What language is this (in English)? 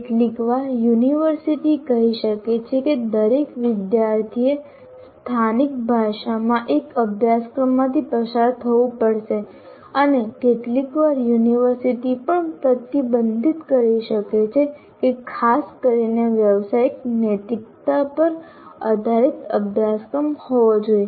Gujarati